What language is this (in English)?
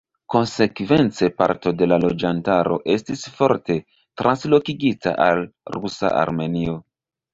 Esperanto